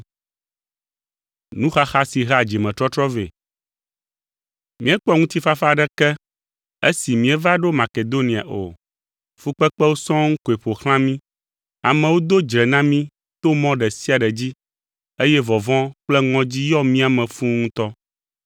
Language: Ewe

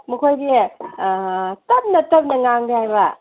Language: Manipuri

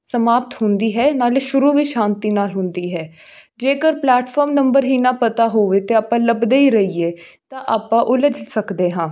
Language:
Punjabi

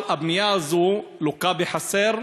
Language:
Hebrew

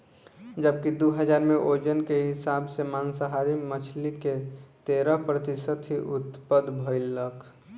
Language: Bhojpuri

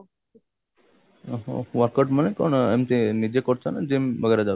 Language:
Odia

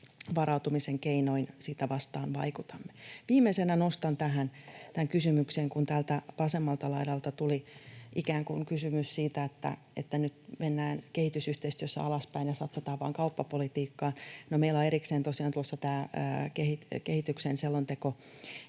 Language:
Finnish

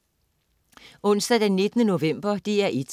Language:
Danish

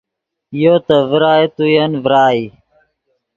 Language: Yidgha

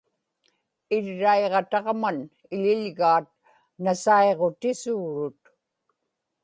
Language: Inupiaq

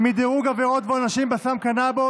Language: Hebrew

